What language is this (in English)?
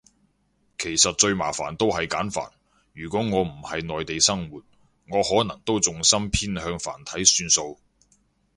Cantonese